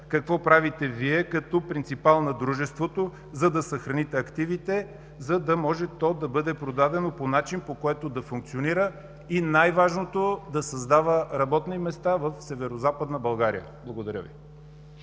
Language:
Bulgarian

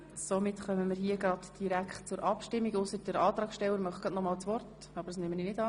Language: Swiss German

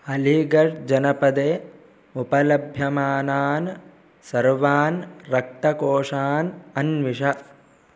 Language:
Sanskrit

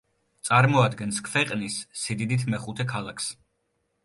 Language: Georgian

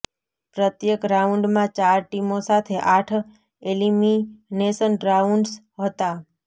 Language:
Gujarati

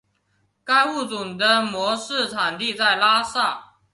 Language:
Chinese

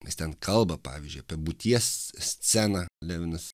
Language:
Lithuanian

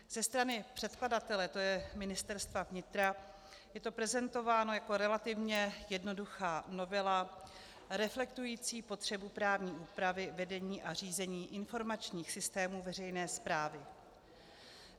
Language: Czech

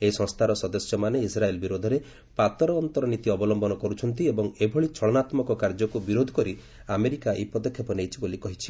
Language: Odia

